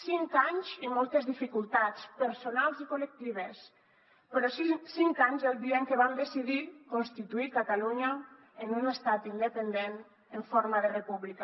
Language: Catalan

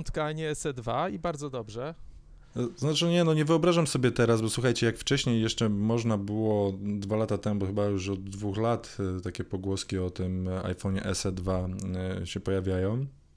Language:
Polish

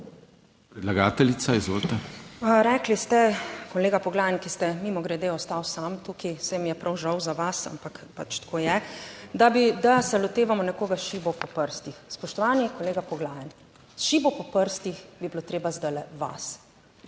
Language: Slovenian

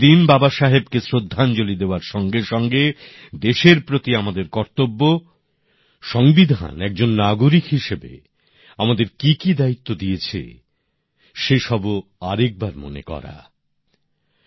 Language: Bangla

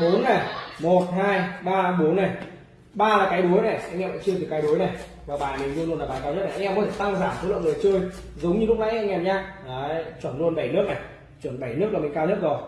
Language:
Vietnamese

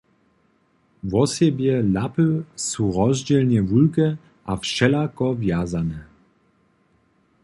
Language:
Upper Sorbian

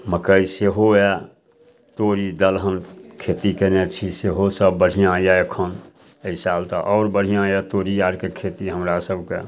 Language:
Maithili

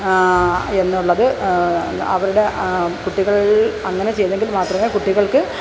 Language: Malayalam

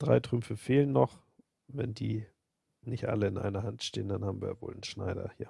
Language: German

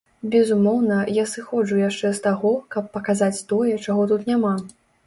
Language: Belarusian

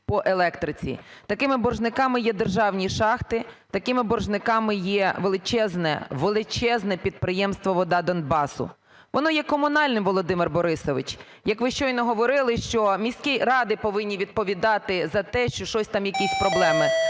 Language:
Ukrainian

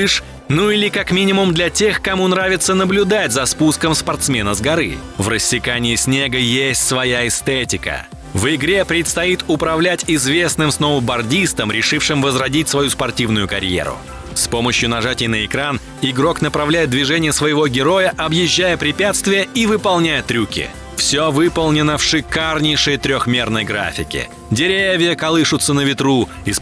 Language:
Russian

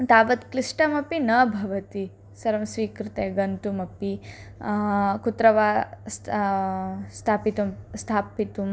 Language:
Sanskrit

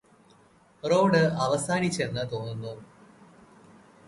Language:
Malayalam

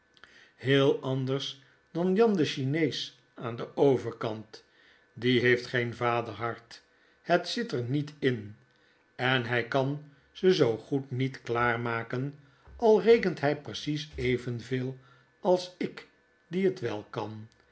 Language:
Dutch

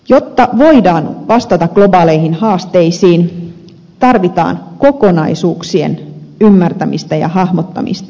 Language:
Finnish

